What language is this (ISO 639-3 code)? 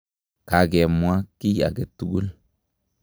kln